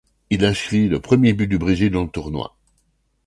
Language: French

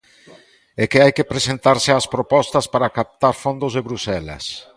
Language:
Galician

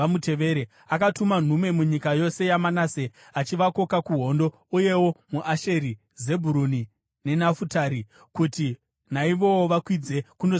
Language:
Shona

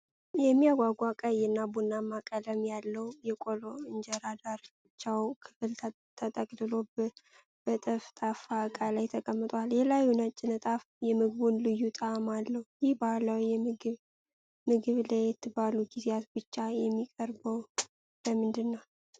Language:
Amharic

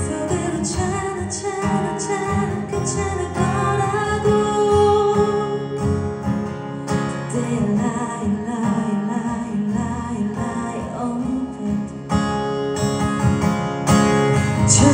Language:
Korean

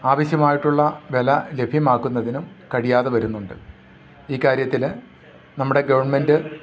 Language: Malayalam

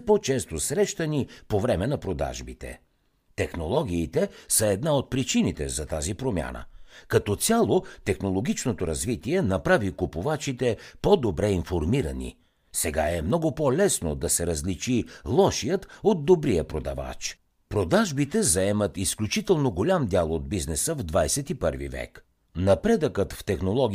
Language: Bulgarian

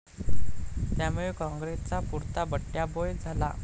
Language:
Marathi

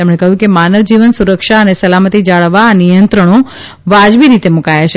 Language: Gujarati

